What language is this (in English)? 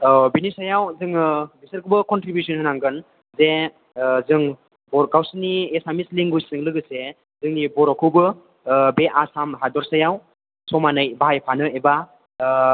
Bodo